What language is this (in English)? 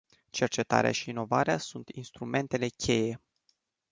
Romanian